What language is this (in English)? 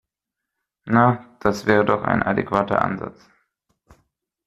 German